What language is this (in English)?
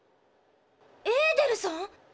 Japanese